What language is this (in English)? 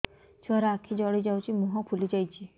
Odia